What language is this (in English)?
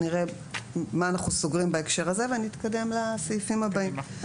Hebrew